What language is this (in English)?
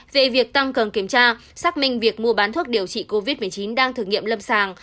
Vietnamese